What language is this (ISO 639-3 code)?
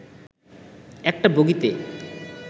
ben